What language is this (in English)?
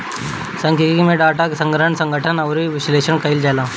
Bhojpuri